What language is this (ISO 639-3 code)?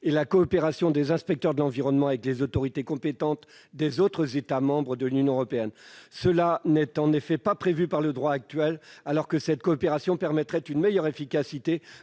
fra